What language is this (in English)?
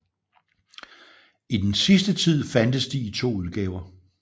Danish